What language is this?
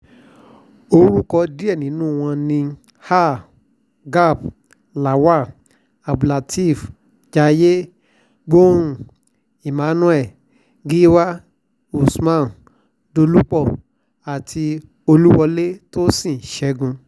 Yoruba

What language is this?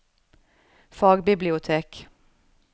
Norwegian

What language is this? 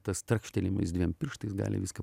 Lithuanian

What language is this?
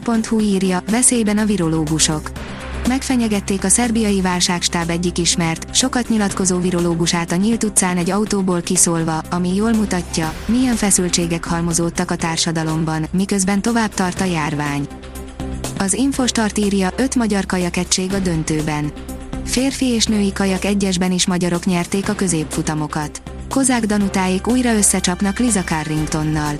Hungarian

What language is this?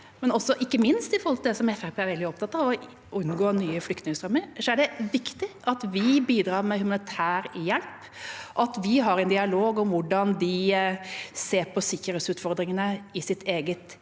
Norwegian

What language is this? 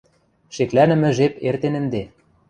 Western Mari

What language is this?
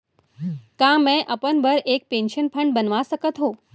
Chhattisgarhi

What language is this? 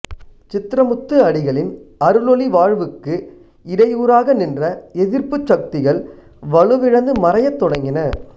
Tamil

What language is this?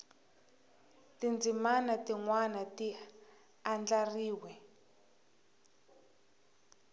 Tsonga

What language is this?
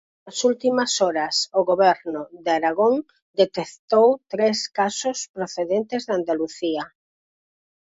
Galician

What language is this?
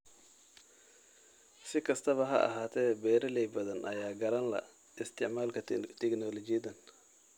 Somali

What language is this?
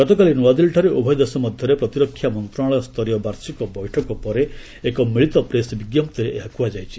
Odia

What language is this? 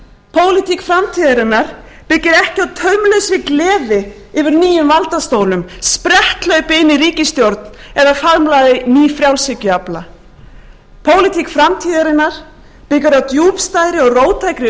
Icelandic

